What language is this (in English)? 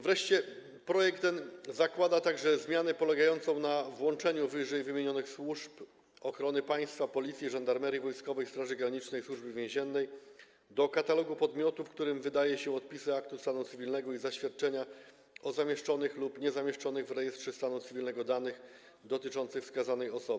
Polish